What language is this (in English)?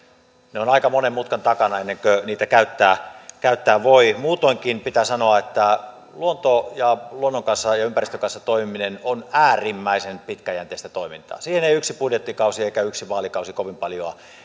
Finnish